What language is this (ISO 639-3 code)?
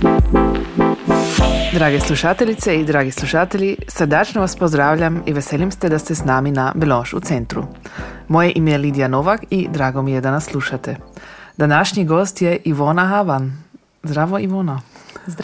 hrv